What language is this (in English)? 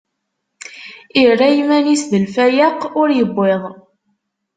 Kabyle